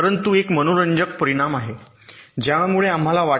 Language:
Marathi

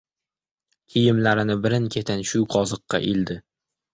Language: Uzbek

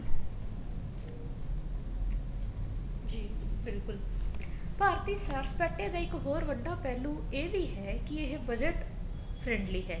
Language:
Punjabi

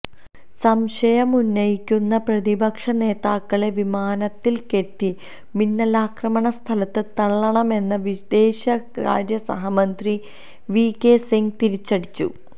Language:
Malayalam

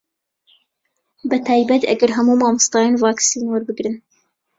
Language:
Central Kurdish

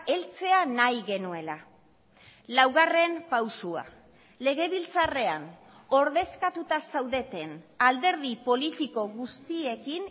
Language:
Basque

